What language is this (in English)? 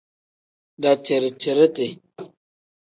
Tem